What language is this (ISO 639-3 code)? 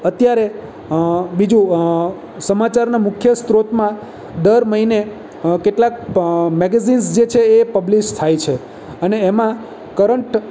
guj